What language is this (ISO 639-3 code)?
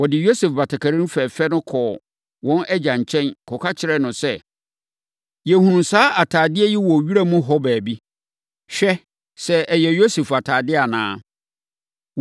aka